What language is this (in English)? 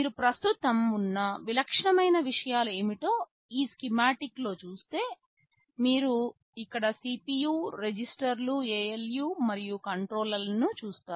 Telugu